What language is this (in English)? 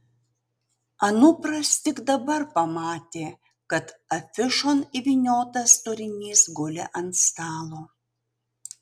Lithuanian